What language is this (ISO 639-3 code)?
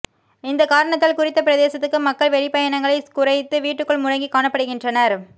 tam